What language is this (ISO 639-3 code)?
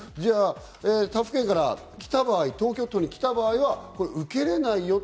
jpn